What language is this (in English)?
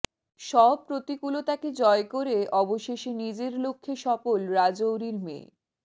Bangla